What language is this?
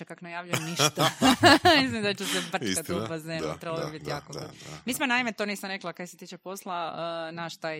Croatian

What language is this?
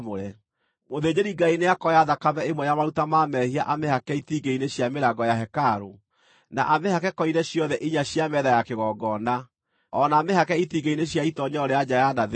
Kikuyu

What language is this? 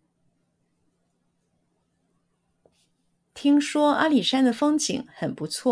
Chinese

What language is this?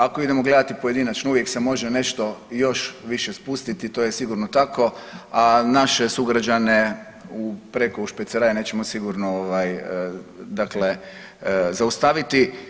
Croatian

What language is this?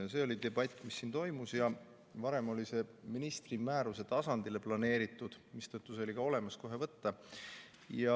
Estonian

